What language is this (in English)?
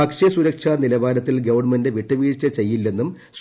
Malayalam